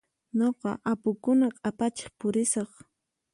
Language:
Puno Quechua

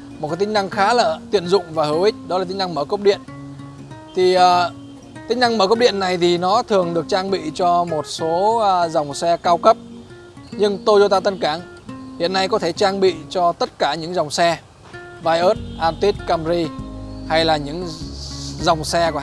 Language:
Vietnamese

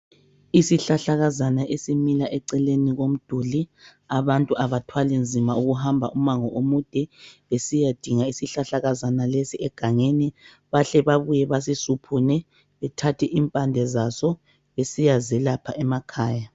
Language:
North Ndebele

